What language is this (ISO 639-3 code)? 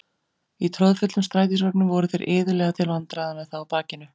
isl